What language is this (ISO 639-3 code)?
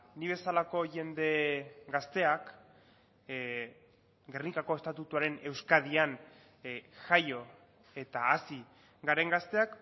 eus